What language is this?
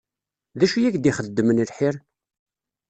Kabyle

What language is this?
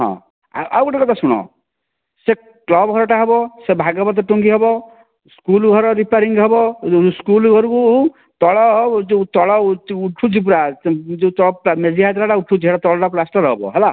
Odia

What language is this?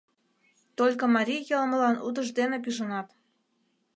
Mari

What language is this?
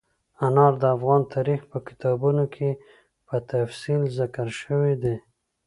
Pashto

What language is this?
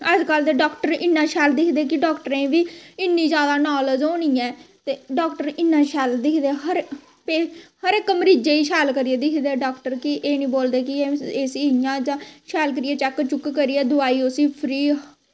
Dogri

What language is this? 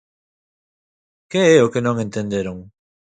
Galician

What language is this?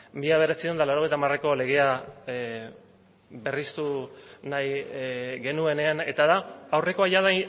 Basque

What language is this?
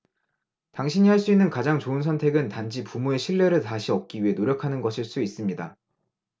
Korean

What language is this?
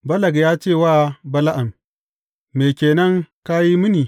Hausa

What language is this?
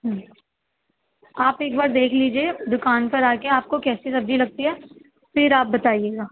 Urdu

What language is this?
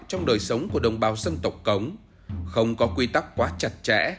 Vietnamese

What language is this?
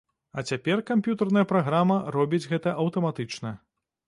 Belarusian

